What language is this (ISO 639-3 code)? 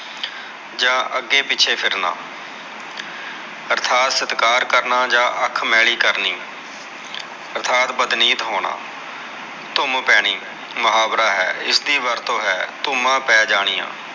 pan